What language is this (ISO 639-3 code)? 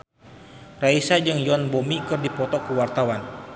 sun